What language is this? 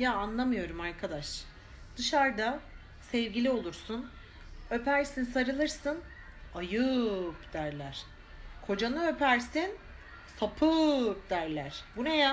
Turkish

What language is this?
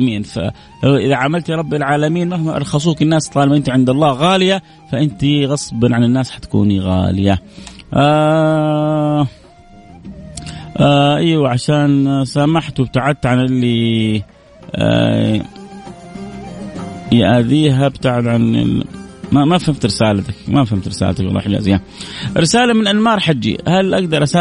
Arabic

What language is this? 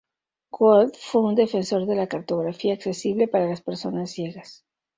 Spanish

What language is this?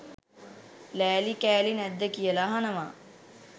Sinhala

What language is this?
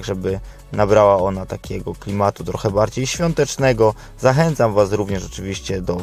Polish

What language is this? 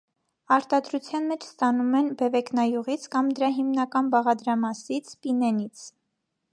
Armenian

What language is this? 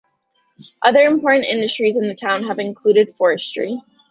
English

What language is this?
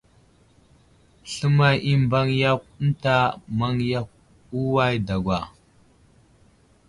Wuzlam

